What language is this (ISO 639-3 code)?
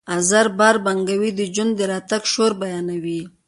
pus